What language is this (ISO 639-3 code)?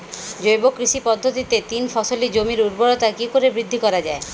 ben